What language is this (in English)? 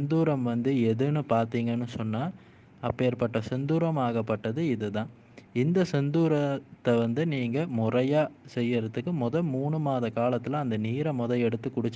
Tamil